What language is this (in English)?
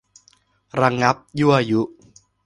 Thai